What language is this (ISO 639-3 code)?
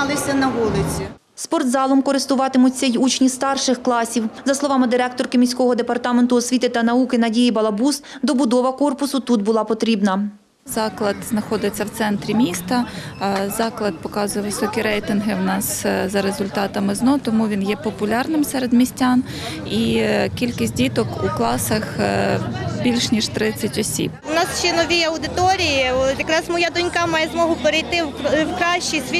ukr